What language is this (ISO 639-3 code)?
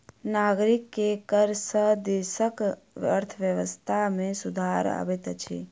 mai